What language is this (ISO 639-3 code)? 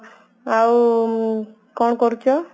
ori